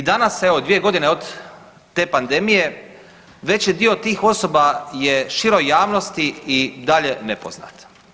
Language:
Croatian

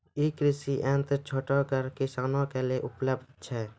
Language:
Maithili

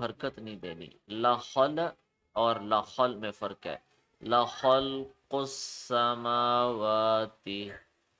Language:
Arabic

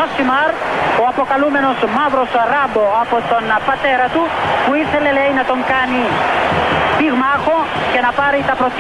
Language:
Greek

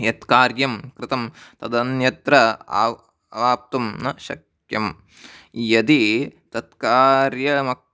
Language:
Sanskrit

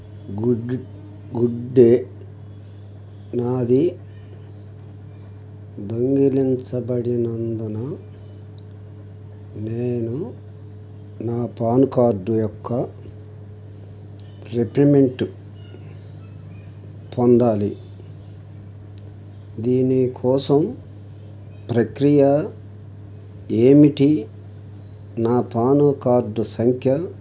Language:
Telugu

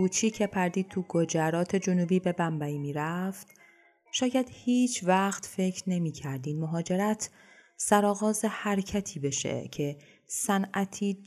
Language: Persian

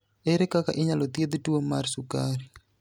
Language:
Luo (Kenya and Tanzania)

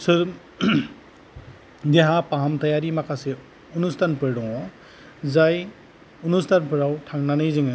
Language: Bodo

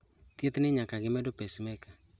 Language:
Luo (Kenya and Tanzania)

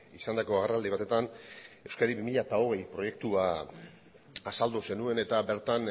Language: Basque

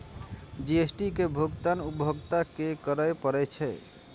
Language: Maithili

